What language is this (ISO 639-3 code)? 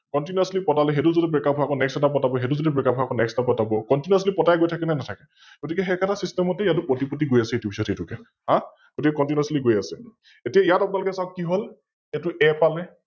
asm